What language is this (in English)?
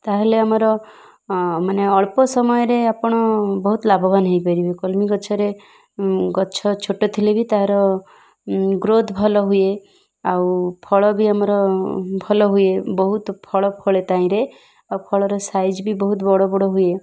Odia